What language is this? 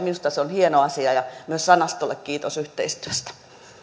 Finnish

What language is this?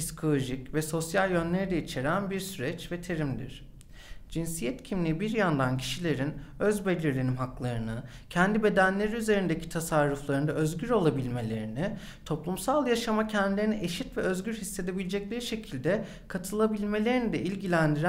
Turkish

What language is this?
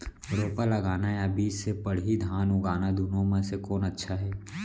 Chhattisgarhi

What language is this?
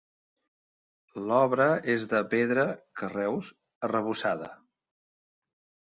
Catalan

